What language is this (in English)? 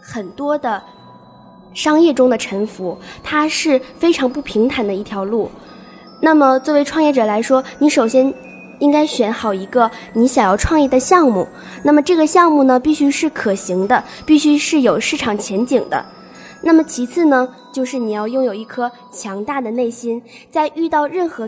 Chinese